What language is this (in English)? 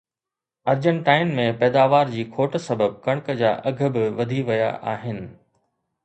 Sindhi